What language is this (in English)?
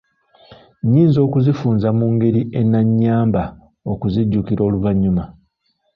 Ganda